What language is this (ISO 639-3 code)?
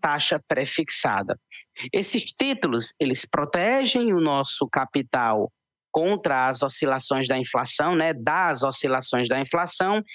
por